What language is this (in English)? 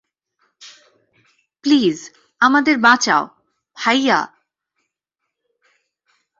Bangla